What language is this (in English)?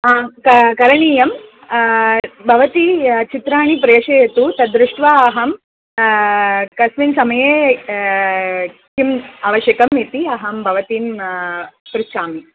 Sanskrit